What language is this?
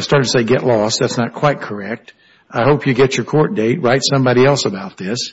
English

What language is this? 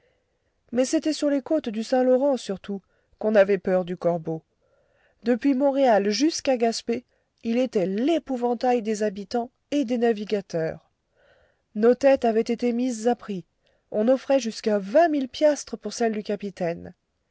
French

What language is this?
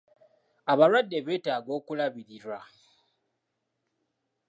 Ganda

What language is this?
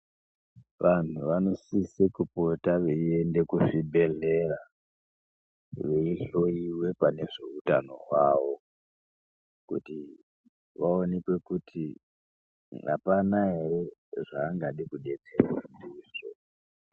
Ndau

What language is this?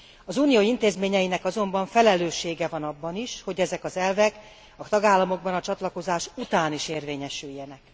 Hungarian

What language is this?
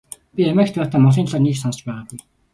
Mongolian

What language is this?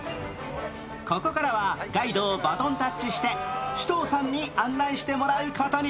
Japanese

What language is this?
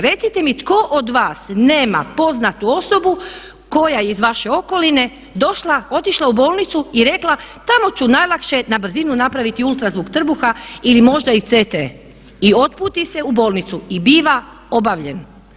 Croatian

